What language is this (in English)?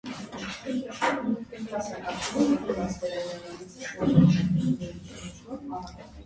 Armenian